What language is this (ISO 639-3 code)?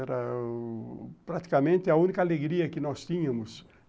por